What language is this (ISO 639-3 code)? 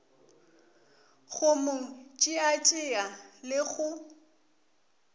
nso